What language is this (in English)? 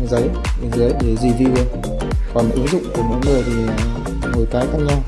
Vietnamese